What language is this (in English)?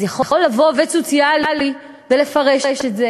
Hebrew